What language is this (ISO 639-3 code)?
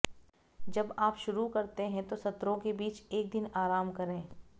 hin